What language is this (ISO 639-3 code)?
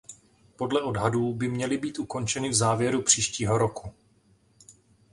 ces